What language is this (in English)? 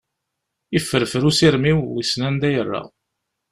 Kabyle